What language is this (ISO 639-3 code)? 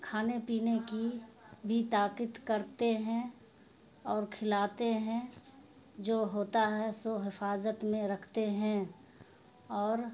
urd